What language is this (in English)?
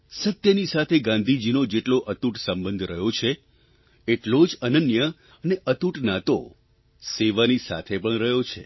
Gujarati